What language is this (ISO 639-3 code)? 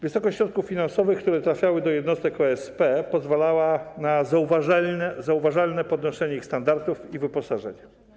pol